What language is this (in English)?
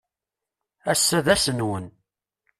Kabyle